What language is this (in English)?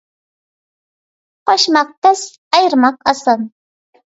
Uyghur